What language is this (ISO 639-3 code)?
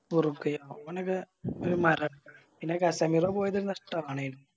mal